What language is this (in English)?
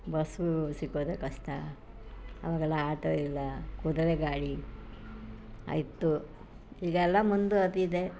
Kannada